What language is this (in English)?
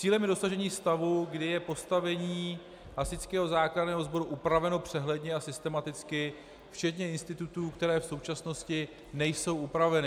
Czech